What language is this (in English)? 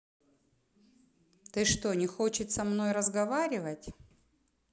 Russian